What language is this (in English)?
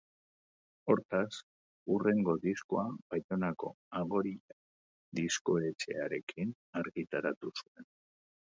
Basque